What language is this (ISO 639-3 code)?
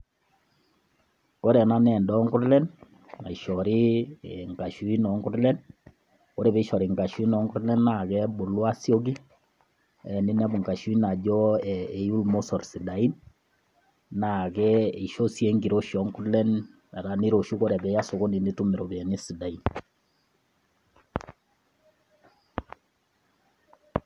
mas